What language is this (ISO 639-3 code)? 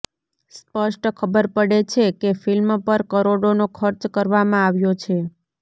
guj